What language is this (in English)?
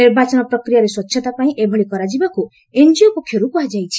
Odia